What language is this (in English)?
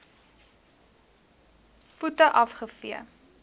Afrikaans